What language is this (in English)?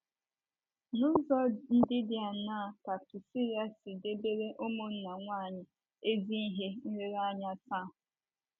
Igbo